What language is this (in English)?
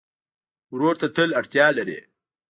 Pashto